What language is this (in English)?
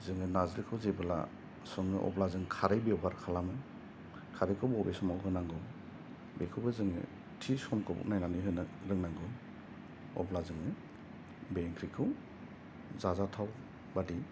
Bodo